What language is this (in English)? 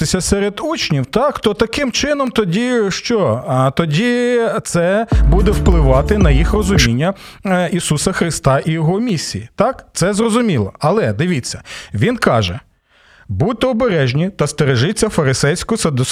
Ukrainian